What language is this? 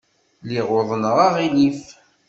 Kabyle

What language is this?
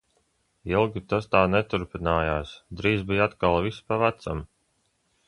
Latvian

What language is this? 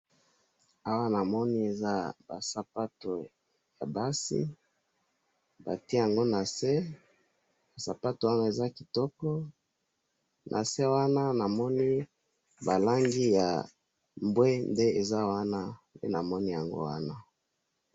Lingala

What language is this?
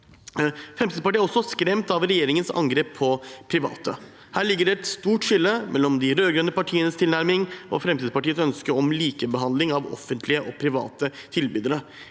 Norwegian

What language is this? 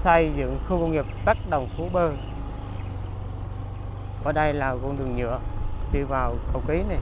Vietnamese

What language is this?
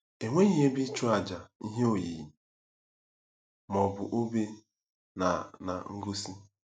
Igbo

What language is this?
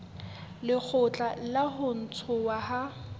Southern Sotho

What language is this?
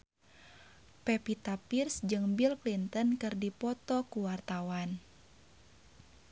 Sundanese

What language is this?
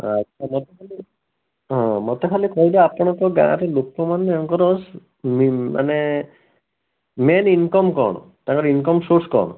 Odia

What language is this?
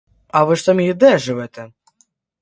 Ukrainian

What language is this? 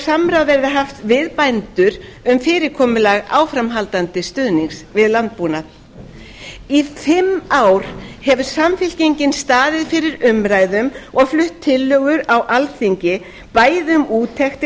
Icelandic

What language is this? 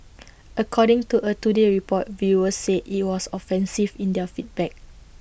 English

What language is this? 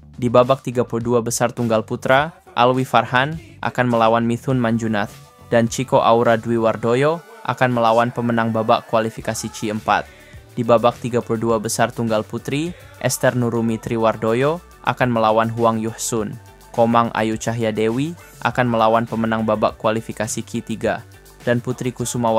Indonesian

